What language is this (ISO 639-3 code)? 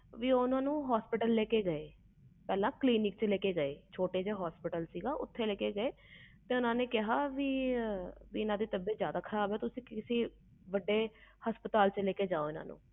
pan